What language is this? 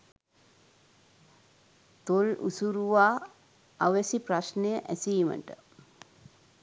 Sinhala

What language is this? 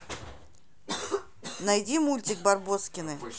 Russian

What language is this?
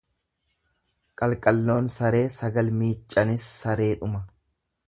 Oromo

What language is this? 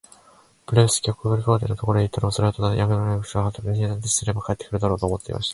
Japanese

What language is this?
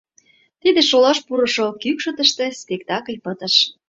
Mari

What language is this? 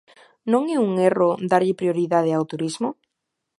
Galician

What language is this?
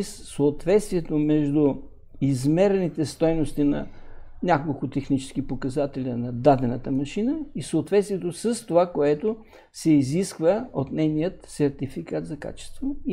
Bulgarian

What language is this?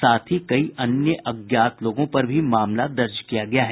Hindi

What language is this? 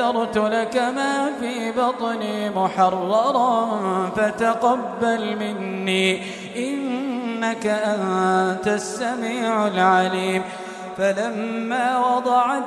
Arabic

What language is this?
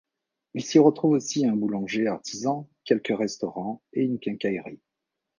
French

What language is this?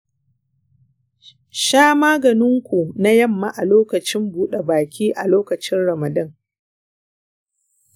Hausa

